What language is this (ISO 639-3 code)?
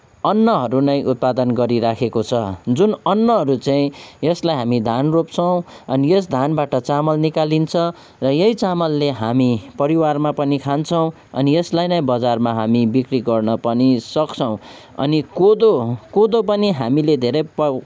nep